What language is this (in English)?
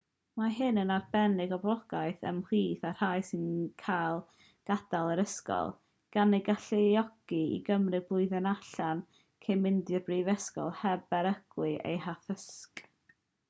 Welsh